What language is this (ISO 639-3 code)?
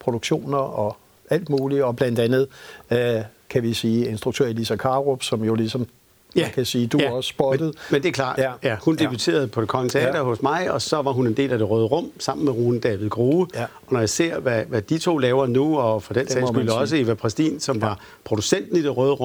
dan